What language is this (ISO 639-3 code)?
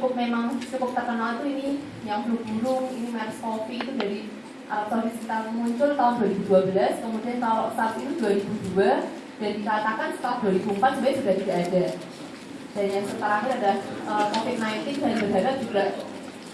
ind